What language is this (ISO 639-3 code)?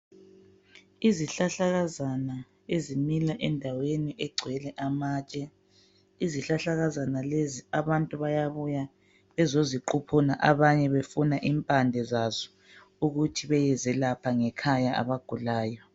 nde